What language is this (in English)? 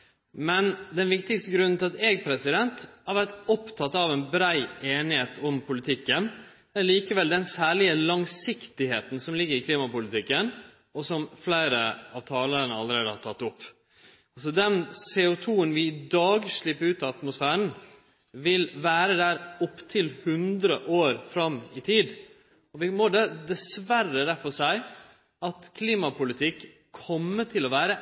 Norwegian Nynorsk